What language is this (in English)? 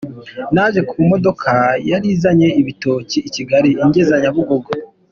Kinyarwanda